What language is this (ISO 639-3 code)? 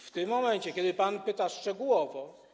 pol